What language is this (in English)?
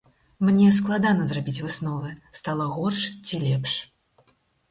Belarusian